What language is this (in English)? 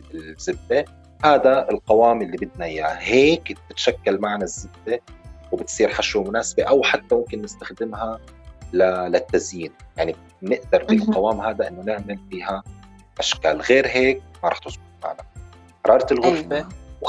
Arabic